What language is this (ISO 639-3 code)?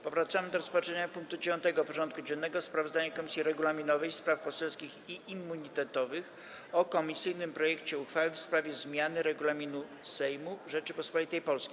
pol